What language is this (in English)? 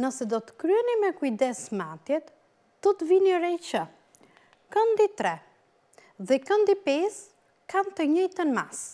Dutch